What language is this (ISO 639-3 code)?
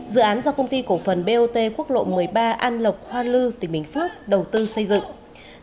vie